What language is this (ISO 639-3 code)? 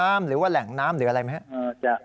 tha